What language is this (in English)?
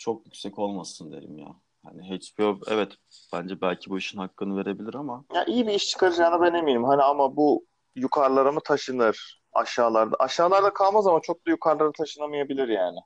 Turkish